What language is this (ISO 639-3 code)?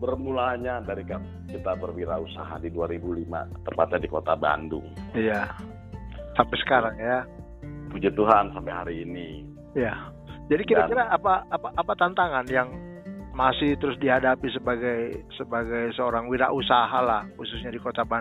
ind